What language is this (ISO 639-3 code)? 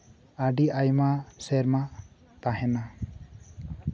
sat